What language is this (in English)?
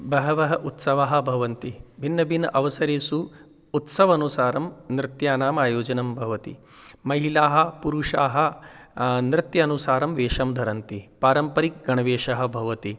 Sanskrit